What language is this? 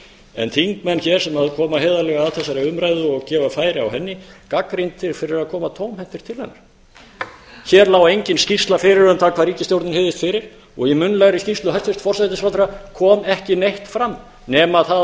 Icelandic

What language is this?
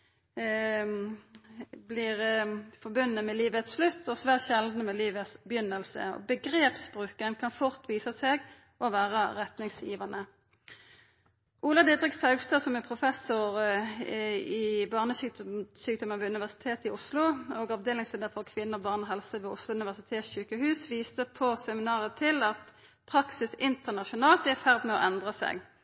Norwegian Nynorsk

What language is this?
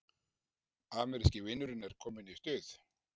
Icelandic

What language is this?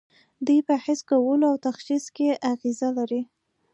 Pashto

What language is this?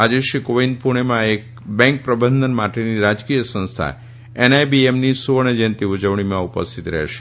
Gujarati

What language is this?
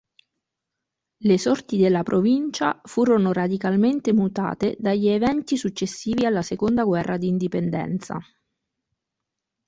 Italian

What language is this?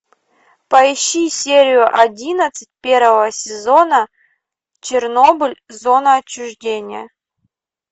Russian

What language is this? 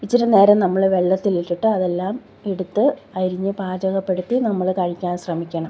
Malayalam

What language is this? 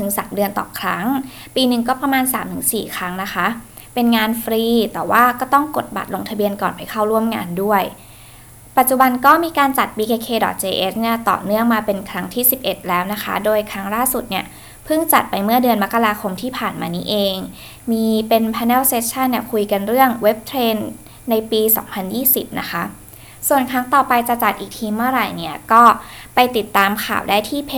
Thai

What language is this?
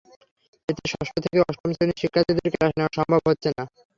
Bangla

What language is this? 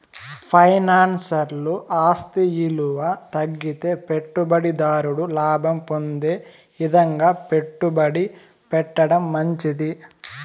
Telugu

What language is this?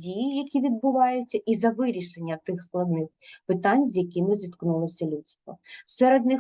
Ukrainian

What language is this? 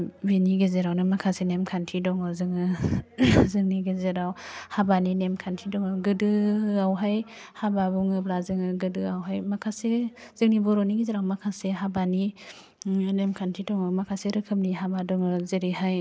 Bodo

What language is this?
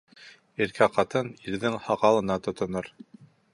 Bashkir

